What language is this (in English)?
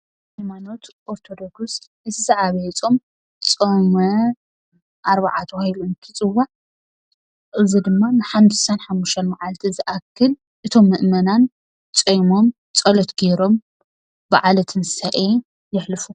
Tigrinya